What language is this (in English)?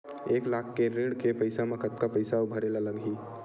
Chhattisgarhi